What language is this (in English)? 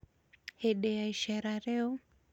Kikuyu